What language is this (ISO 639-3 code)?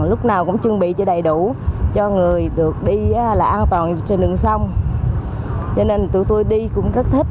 vie